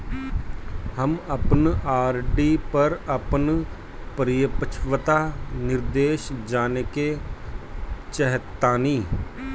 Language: Bhojpuri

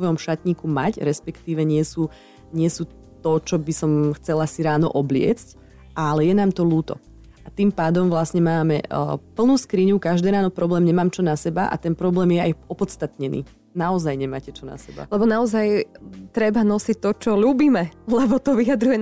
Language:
Slovak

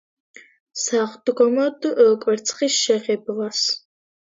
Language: Georgian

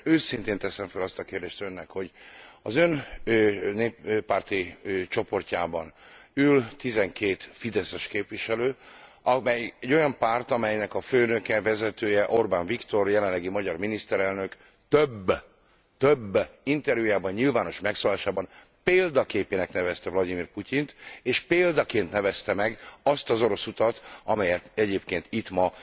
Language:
Hungarian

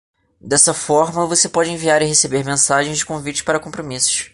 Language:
Portuguese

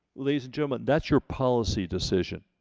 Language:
English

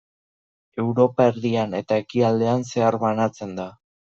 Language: Basque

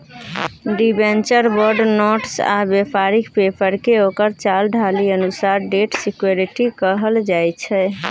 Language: Maithili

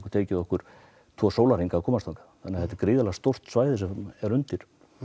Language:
Icelandic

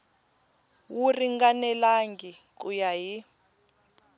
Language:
Tsonga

